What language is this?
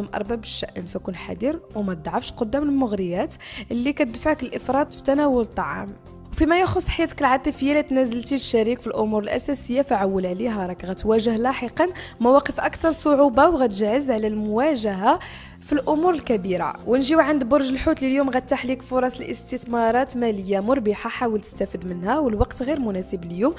Arabic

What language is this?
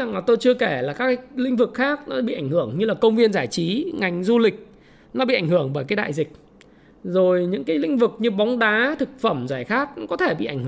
Vietnamese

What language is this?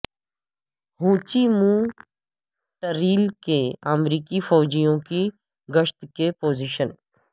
Urdu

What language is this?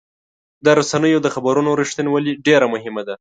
Pashto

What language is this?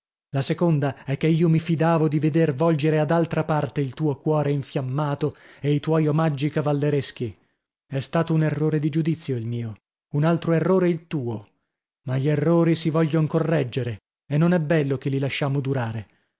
Italian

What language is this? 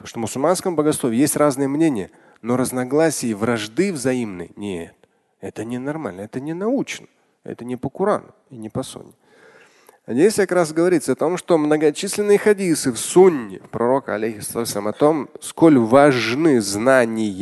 Russian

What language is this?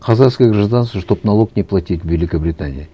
Kazakh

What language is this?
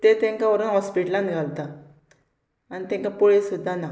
Konkani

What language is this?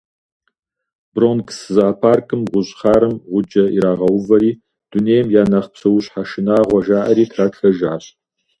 Kabardian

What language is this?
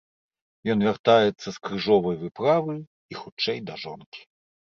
Belarusian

